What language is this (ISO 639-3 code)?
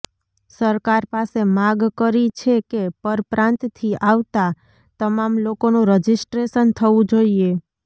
guj